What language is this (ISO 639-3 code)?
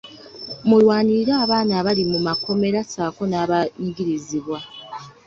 lug